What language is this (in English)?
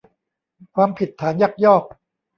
Thai